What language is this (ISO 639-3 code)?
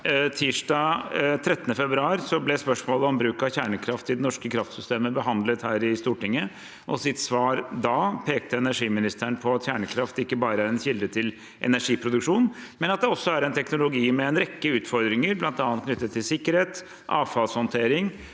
nor